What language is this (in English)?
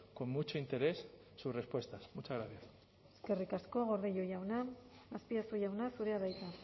Basque